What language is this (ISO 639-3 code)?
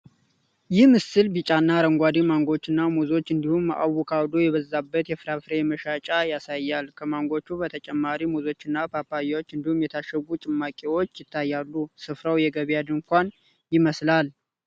amh